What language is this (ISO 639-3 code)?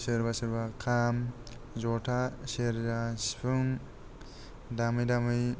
brx